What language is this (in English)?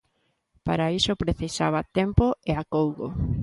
Galician